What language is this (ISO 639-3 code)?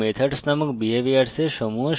ben